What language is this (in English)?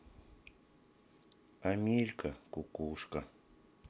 Russian